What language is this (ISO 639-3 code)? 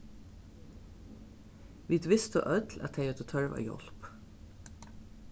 fao